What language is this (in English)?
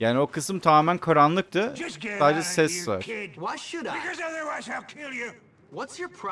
Turkish